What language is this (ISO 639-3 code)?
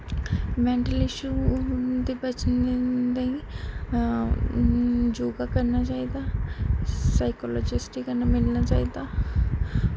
doi